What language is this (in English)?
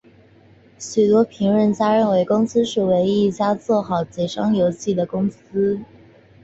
Chinese